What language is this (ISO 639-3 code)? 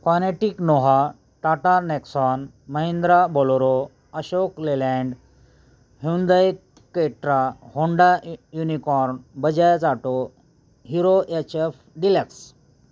mar